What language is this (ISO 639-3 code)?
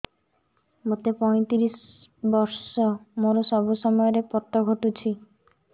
ori